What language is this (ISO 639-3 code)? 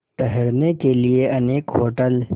hin